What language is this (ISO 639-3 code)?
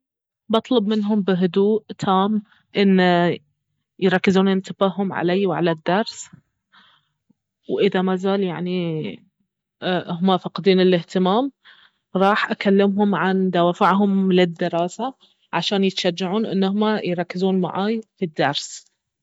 abv